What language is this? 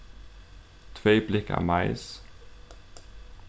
Faroese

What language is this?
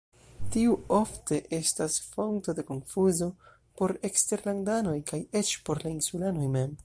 Esperanto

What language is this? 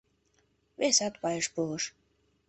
Mari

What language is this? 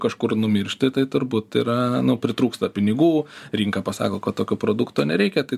Lithuanian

